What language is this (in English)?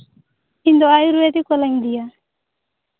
Santali